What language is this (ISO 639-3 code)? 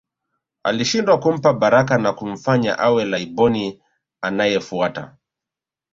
swa